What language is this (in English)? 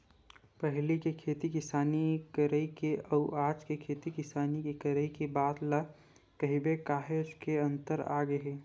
Chhattisgarhi